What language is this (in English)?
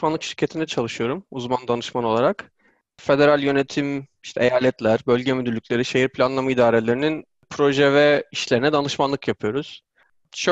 Turkish